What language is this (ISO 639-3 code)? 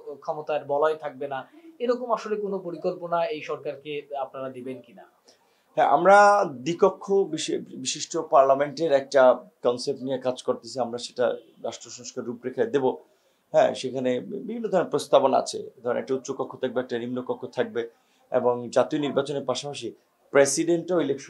ben